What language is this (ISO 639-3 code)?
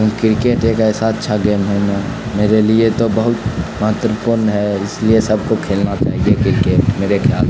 urd